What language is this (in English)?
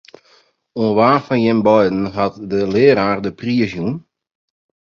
Western Frisian